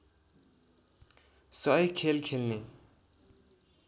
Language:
Nepali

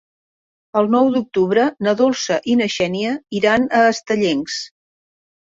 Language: Catalan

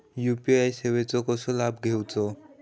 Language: Marathi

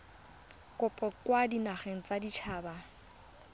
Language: Tswana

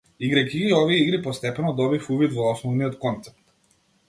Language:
Macedonian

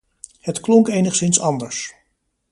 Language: Dutch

